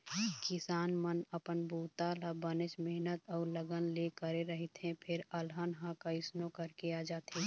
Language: Chhattisgarhi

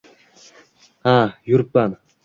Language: Uzbek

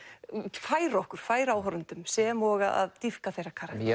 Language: Icelandic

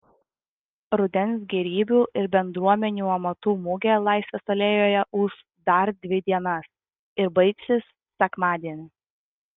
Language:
Lithuanian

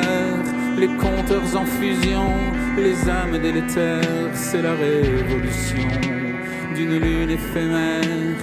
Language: French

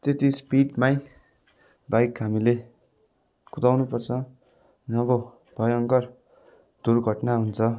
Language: Nepali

